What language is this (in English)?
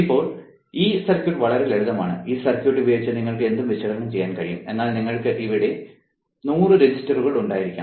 Malayalam